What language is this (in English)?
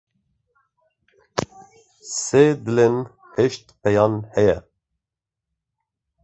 Kurdish